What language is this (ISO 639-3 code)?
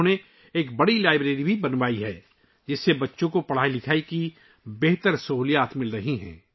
urd